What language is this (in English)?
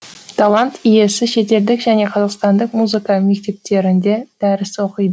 Kazakh